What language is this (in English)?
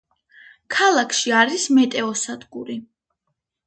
Georgian